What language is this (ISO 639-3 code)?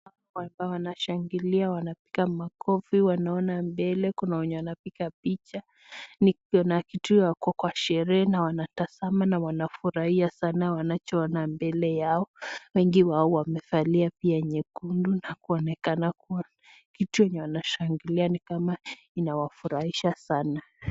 swa